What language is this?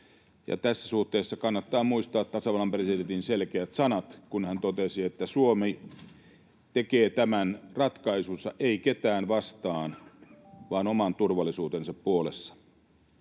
Finnish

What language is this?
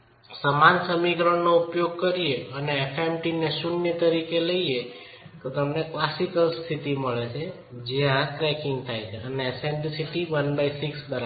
Gujarati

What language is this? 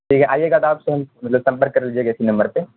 Urdu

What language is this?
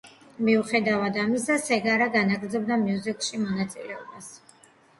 Georgian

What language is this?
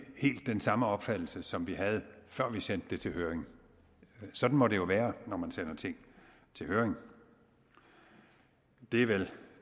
Danish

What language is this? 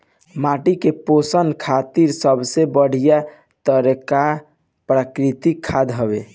Bhojpuri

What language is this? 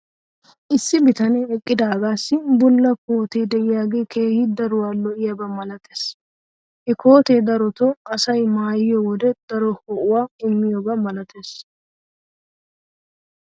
Wolaytta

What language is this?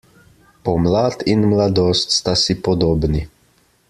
Slovenian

